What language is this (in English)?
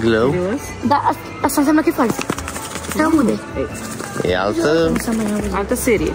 Romanian